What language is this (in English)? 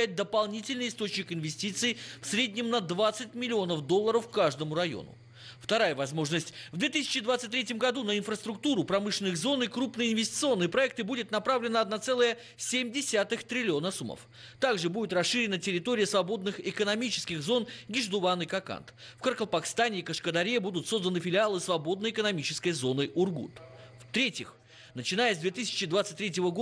Russian